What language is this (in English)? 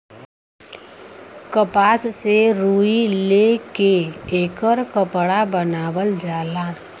Bhojpuri